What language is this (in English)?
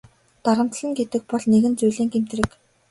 Mongolian